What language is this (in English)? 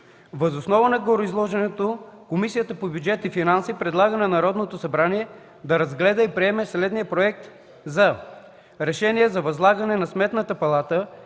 Bulgarian